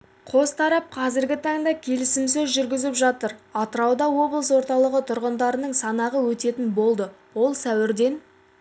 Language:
Kazakh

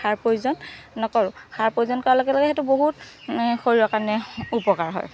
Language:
Assamese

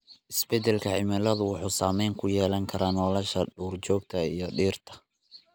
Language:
Somali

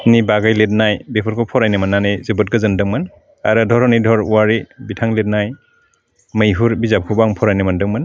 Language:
Bodo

